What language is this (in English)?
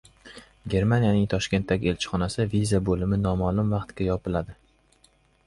Uzbek